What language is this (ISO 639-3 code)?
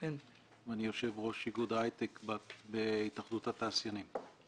heb